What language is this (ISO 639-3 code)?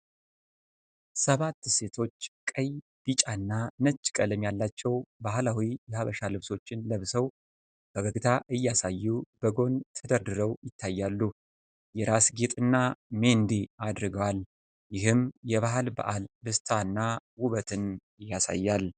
amh